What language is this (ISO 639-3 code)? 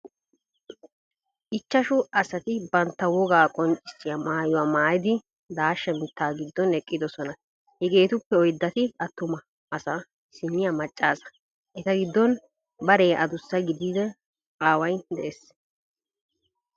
wal